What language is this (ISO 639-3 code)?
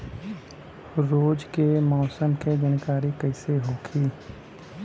bho